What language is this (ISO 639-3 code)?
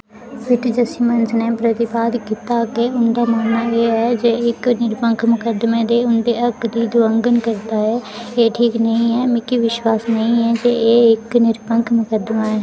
doi